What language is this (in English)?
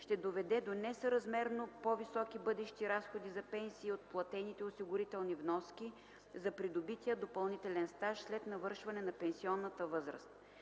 Bulgarian